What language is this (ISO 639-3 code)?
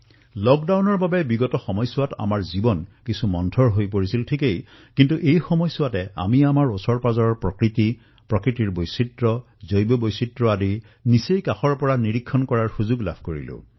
asm